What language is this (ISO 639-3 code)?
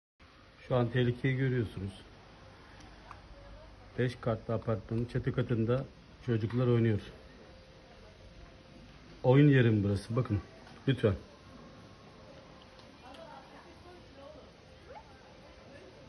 tur